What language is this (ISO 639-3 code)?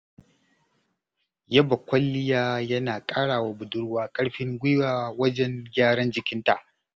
hau